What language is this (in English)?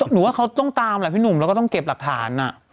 Thai